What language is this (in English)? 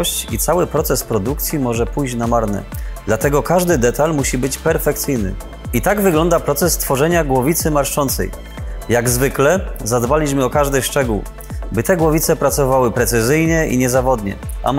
Polish